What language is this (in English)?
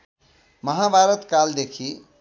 Nepali